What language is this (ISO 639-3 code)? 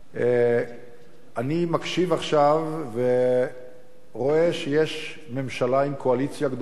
heb